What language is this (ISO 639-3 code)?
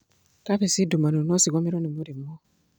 kik